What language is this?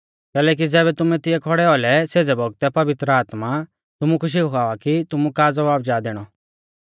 Mahasu Pahari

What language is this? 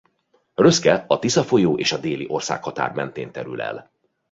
Hungarian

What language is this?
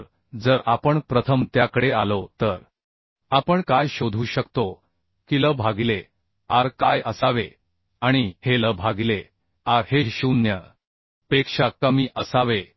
Marathi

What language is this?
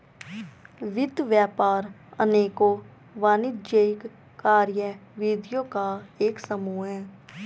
Hindi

